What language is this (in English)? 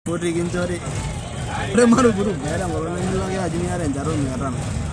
Masai